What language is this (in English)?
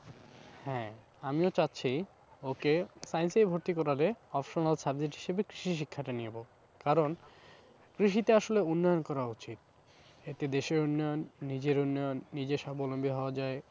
Bangla